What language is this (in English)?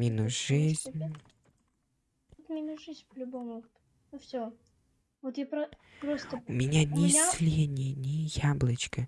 Russian